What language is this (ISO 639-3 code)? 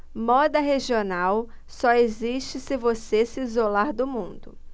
por